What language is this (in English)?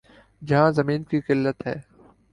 Urdu